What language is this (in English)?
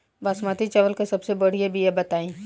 Bhojpuri